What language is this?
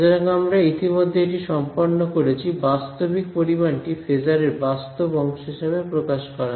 Bangla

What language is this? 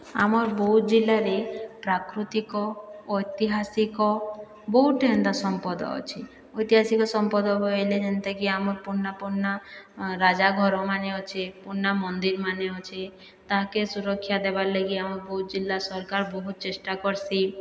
Odia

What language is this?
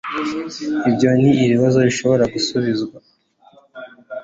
Kinyarwanda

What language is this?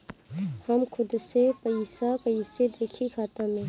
Bhojpuri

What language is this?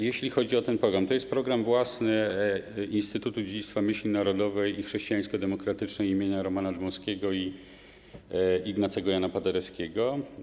Polish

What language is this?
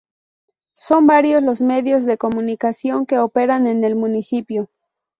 Spanish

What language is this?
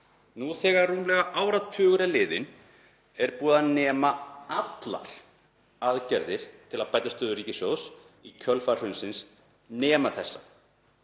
Icelandic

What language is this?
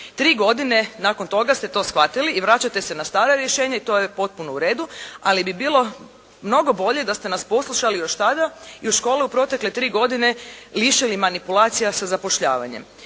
Croatian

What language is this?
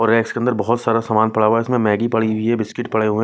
Hindi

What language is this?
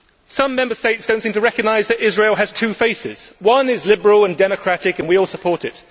English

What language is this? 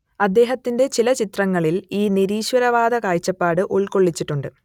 Malayalam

